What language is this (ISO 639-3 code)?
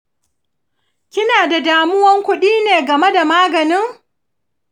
hau